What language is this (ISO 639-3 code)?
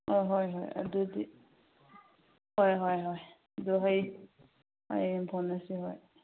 mni